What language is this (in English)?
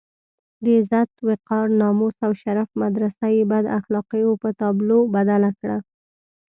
Pashto